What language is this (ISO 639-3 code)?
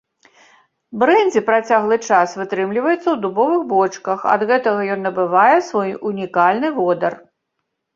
bel